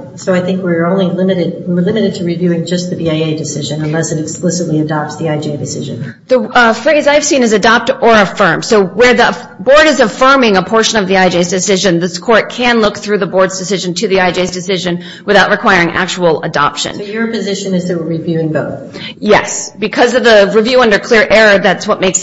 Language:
English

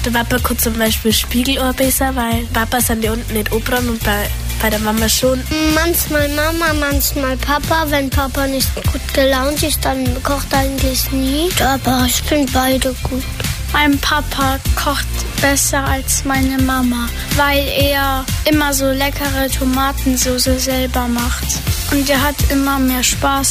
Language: German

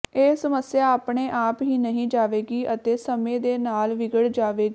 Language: Punjabi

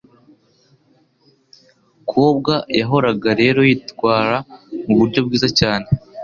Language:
Kinyarwanda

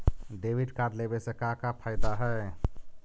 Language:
Magahi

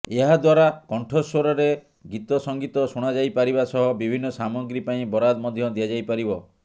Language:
Odia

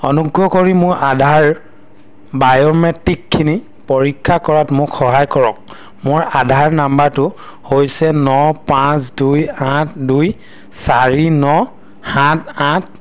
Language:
Assamese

